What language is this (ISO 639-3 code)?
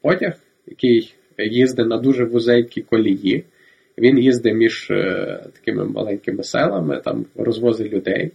ukr